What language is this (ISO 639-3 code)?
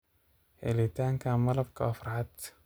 som